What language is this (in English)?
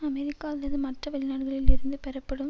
Tamil